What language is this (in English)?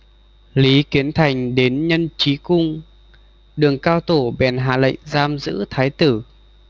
Vietnamese